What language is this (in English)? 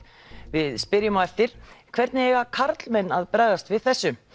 Icelandic